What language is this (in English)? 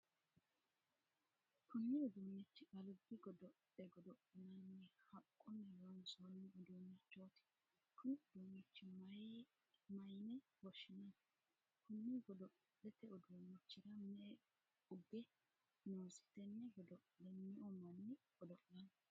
Sidamo